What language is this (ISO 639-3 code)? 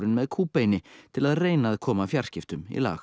isl